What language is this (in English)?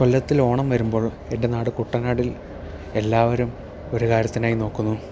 Malayalam